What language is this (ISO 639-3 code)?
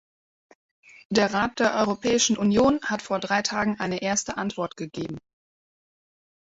deu